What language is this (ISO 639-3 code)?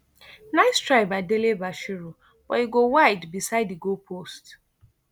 pcm